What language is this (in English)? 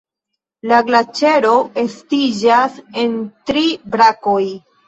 Esperanto